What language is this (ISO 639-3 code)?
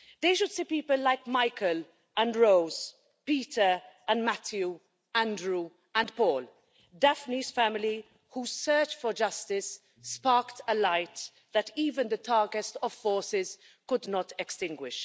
eng